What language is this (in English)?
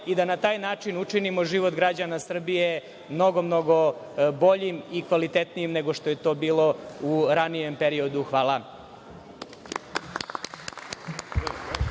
Serbian